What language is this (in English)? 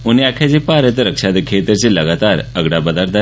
Dogri